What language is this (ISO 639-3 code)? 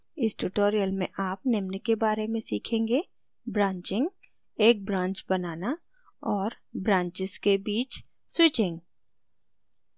hin